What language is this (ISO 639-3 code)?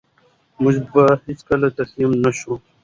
pus